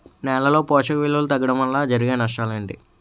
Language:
Telugu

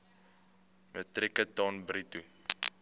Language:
Afrikaans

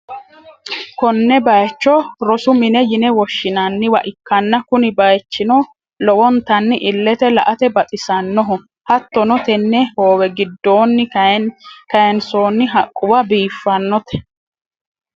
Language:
Sidamo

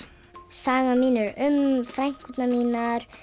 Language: Icelandic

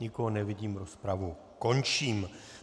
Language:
Czech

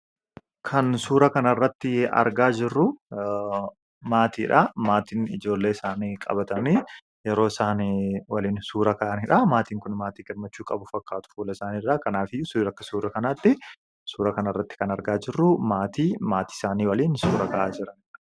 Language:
Oromo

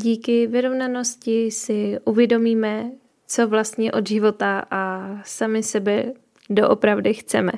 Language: Czech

